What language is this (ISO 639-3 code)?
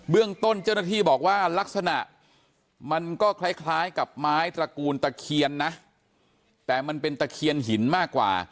tha